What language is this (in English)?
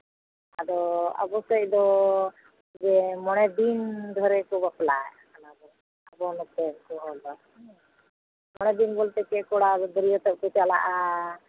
Santali